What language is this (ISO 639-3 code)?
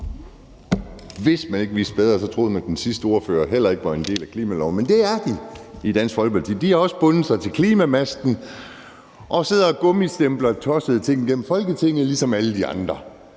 dan